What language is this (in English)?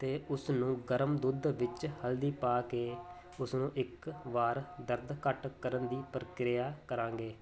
Punjabi